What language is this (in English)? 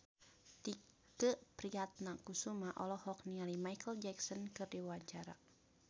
Sundanese